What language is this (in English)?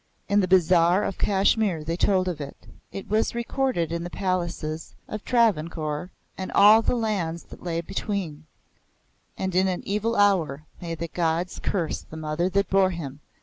English